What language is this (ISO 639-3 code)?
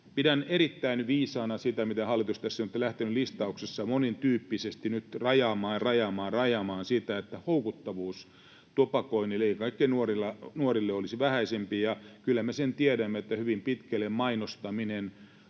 fin